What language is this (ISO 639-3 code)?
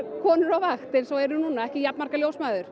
isl